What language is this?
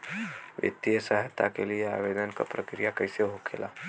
Bhojpuri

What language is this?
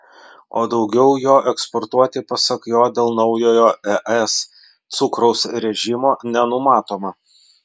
Lithuanian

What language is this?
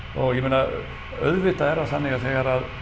Icelandic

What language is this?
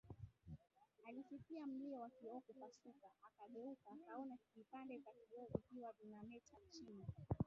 Swahili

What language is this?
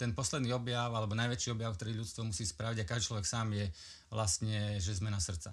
Slovak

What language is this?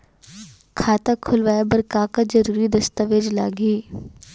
Chhattisgarhi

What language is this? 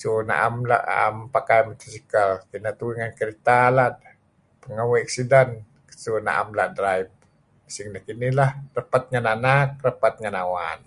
Kelabit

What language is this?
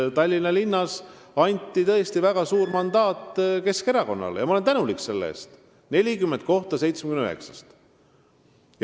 Estonian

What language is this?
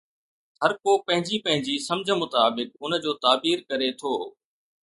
Sindhi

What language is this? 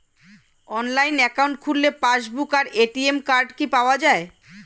Bangla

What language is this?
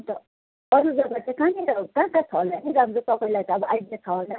Nepali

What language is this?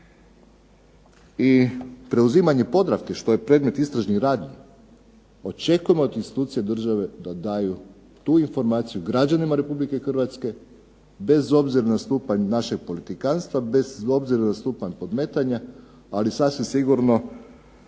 Croatian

